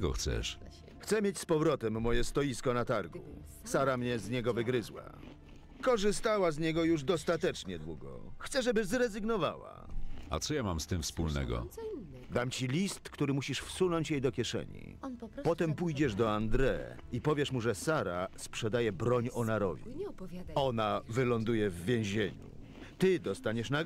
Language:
Polish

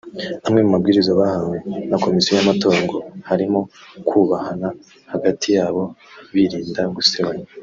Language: Kinyarwanda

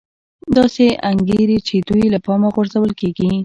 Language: Pashto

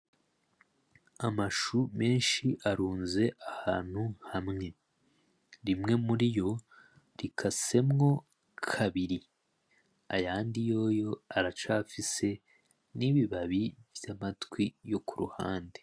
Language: Rundi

